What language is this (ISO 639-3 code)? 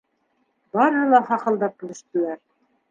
bak